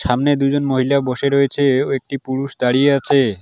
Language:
Bangla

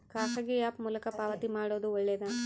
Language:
Kannada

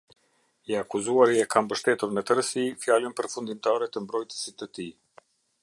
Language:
Albanian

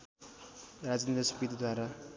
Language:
Nepali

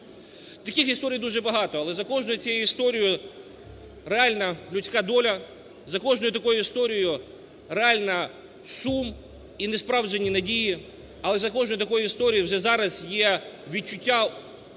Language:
Ukrainian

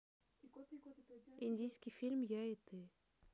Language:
Russian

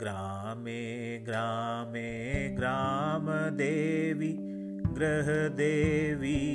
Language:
Hindi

